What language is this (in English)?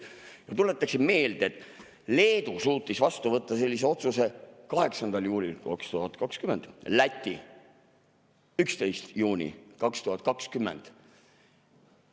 Estonian